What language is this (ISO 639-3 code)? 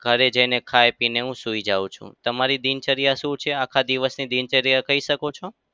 guj